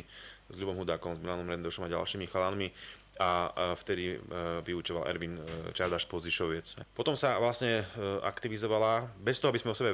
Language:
Slovak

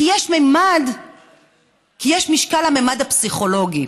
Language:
Hebrew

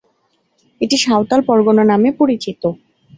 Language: Bangla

